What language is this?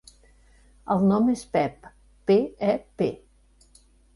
Catalan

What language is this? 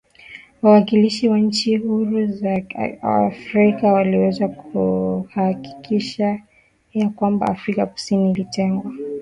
Swahili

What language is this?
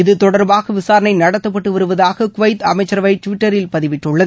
Tamil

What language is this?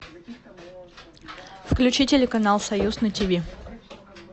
Russian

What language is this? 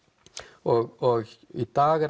Icelandic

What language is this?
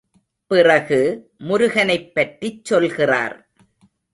Tamil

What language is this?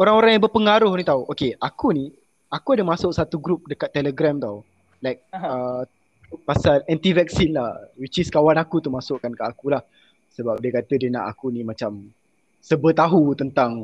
Malay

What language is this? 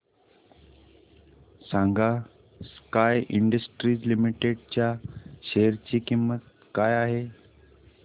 Marathi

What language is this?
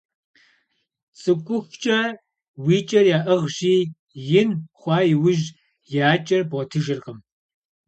Kabardian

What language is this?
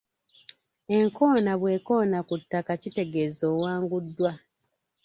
Ganda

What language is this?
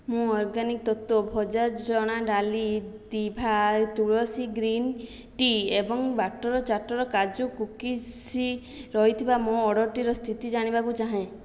Odia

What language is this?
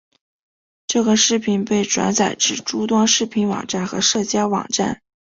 Chinese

